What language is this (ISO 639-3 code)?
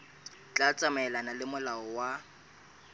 sot